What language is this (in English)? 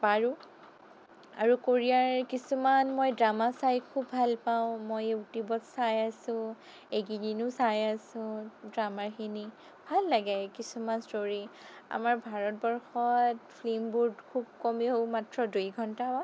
Assamese